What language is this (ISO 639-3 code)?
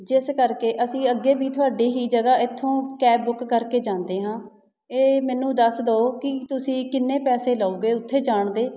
pan